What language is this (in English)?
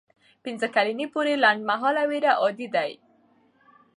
Pashto